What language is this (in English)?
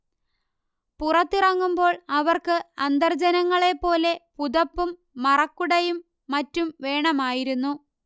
Malayalam